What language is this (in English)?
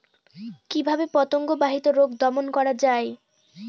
Bangla